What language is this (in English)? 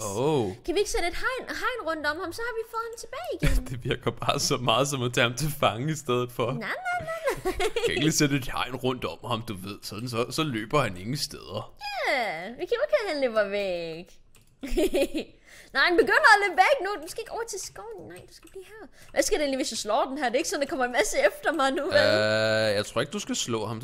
Danish